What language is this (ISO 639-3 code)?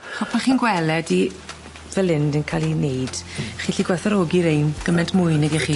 cym